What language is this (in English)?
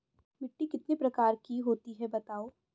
Hindi